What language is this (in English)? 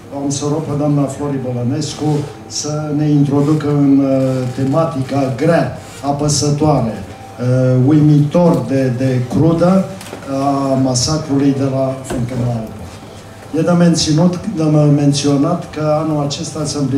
Romanian